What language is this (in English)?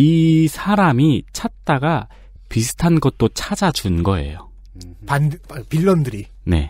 Korean